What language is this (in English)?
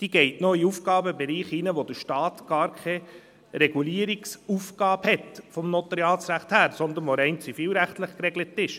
Swiss German